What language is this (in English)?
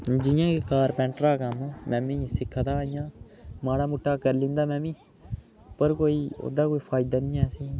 Dogri